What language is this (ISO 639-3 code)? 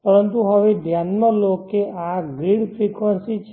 guj